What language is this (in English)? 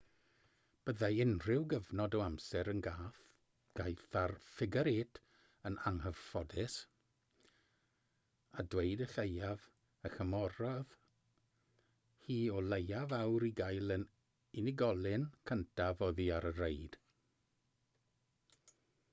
Welsh